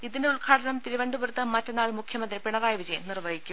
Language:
Malayalam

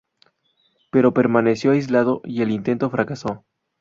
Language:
Spanish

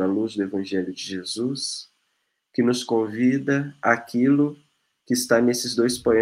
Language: Portuguese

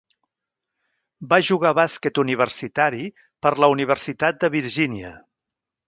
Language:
Catalan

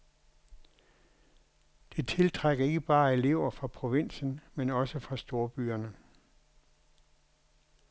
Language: Danish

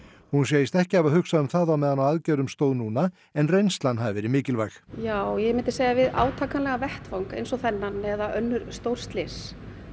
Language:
Icelandic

